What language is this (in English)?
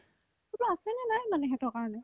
Assamese